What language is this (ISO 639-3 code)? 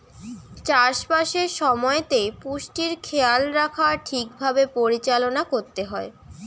ben